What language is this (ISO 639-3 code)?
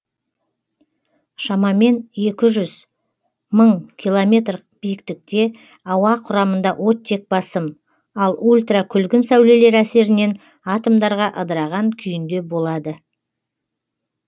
kaz